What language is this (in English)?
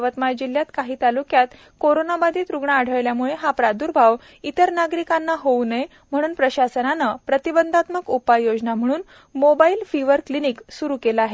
Marathi